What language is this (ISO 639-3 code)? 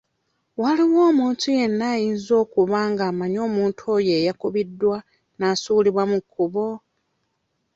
lug